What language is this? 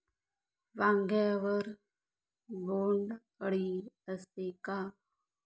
Marathi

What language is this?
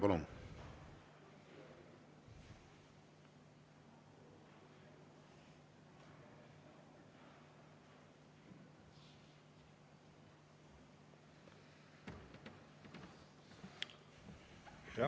Estonian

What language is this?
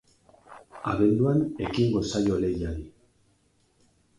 Basque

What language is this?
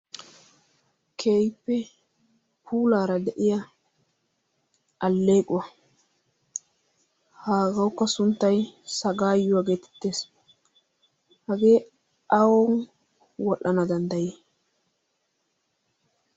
Wolaytta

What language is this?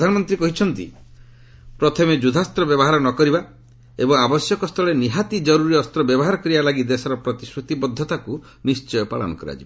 Odia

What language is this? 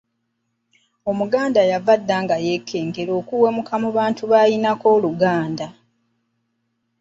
Ganda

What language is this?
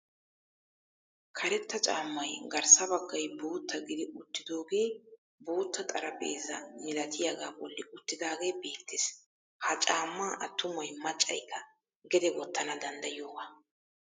Wolaytta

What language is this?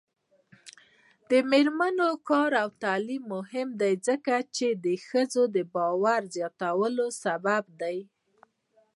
Pashto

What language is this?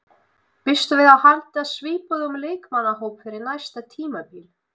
Icelandic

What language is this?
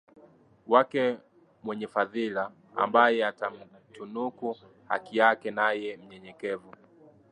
Swahili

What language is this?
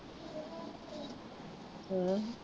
Punjabi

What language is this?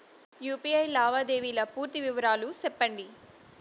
Telugu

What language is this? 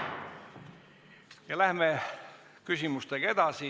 Estonian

